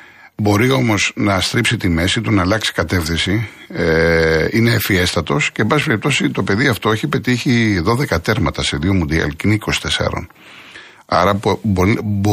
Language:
Greek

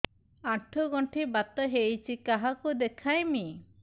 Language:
Odia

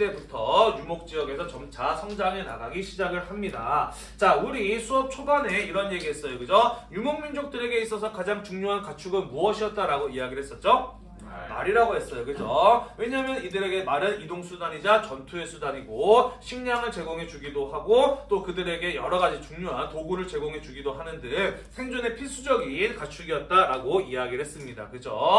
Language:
Korean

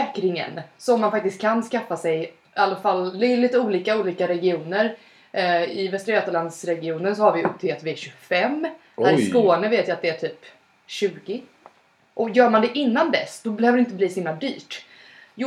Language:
Swedish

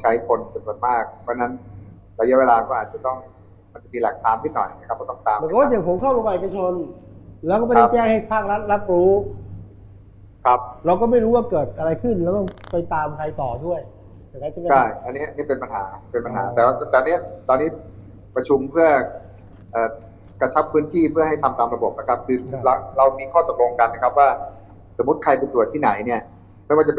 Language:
Thai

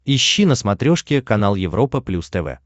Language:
Russian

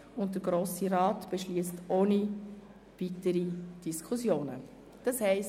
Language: Swiss German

